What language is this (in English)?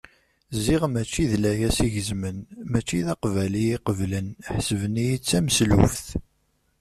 Kabyle